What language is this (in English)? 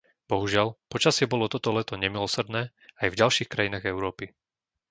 Slovak